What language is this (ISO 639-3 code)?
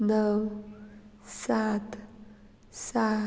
kok